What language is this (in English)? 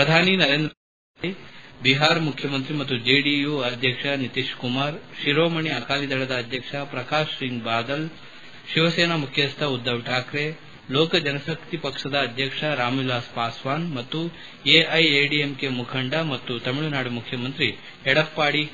Kannada